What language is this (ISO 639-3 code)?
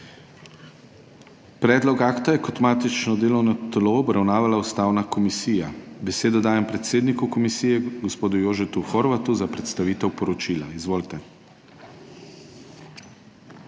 slv